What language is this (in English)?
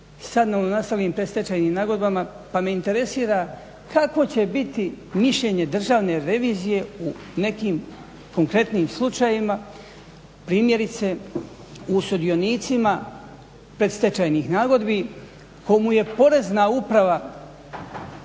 Croatian